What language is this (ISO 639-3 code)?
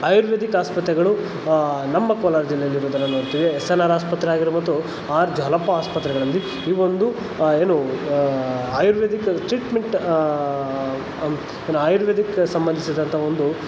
kan